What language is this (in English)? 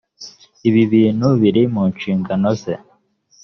Kinyarwanda